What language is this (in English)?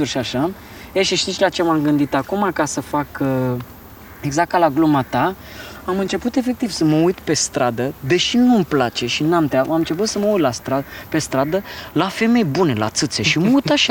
Romanian